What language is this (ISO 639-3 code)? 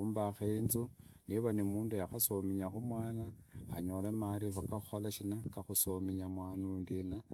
ida